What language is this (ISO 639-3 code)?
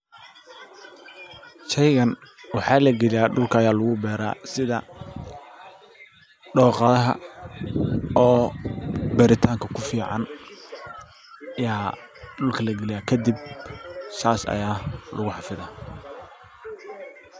som